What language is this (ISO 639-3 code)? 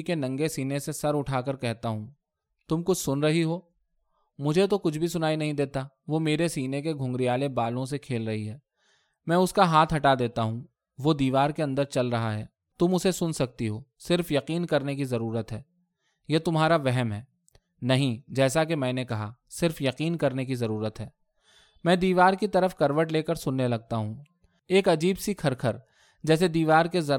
urd